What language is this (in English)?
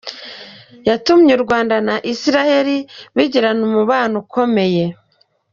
Kinyarwanda